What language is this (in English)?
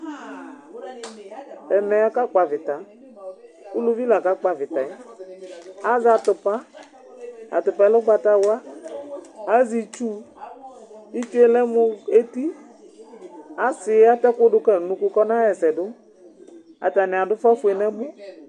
Ikposo